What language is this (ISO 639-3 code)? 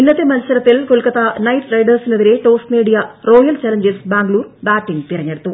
mal